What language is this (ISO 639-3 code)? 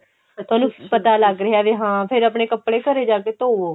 pan